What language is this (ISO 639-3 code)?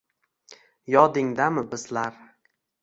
uzb